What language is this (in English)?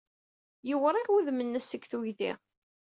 Kabyle